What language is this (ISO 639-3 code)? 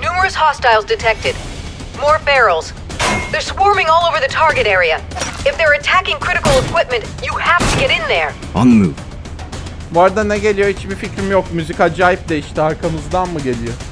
tur